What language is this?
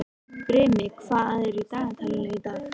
Icelandic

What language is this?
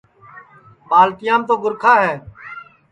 Sansi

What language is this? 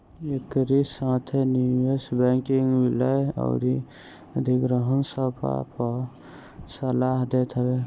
Bhojpuri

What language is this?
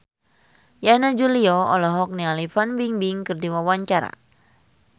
Sundanese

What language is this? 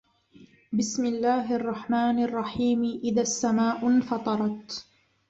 Arabic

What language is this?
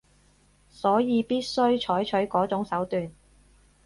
Cantonese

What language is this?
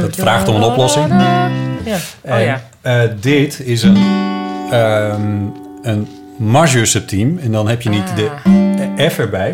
Dutch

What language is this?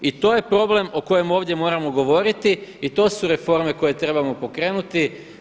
Croatian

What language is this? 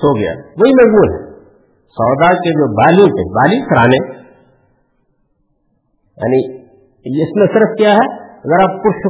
Urdu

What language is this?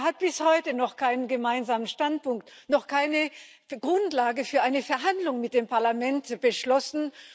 German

